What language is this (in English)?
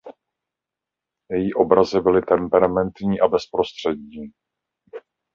Czech